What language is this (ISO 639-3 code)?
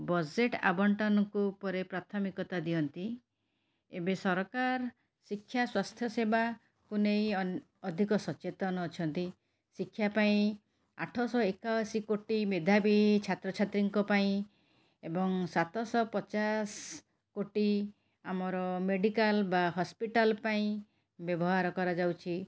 ori